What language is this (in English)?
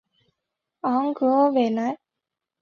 Chinese